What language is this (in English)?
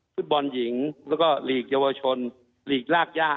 Thai